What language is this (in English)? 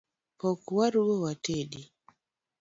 Luo (Kenya and Tanzania)